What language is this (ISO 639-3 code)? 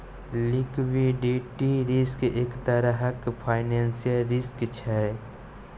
mai